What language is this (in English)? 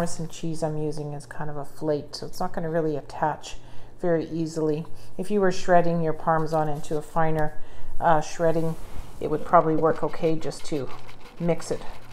English